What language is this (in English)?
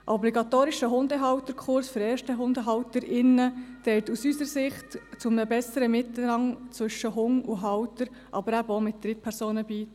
Swiss German